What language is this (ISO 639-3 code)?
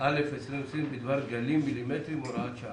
heb